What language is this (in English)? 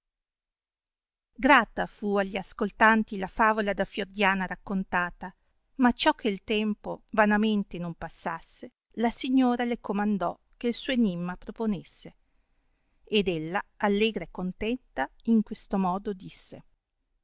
Italian